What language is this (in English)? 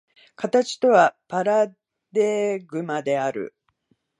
Japanese